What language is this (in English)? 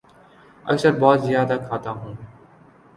Urdu